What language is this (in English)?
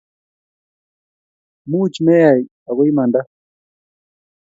Kalenjin